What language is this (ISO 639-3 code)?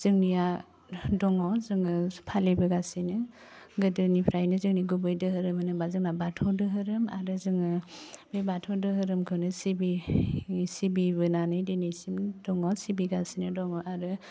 brx